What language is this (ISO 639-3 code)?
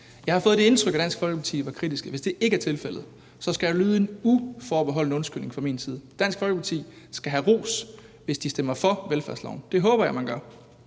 dan